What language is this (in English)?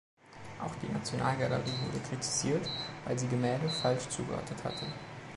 German